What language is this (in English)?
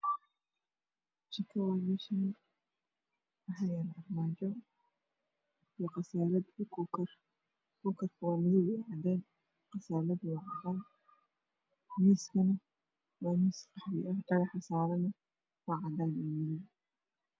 Somali